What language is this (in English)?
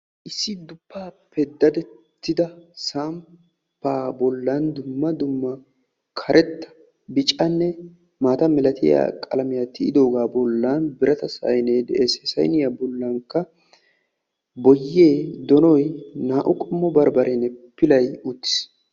Wolaytta